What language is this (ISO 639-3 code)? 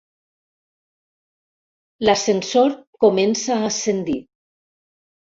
cat